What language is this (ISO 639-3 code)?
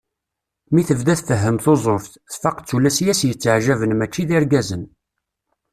kab